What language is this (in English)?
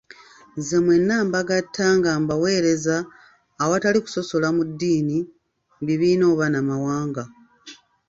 Ganda